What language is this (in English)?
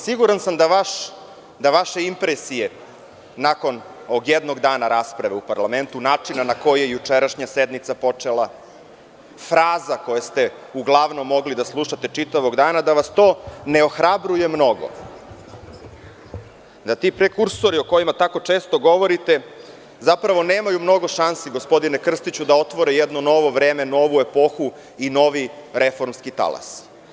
Serbian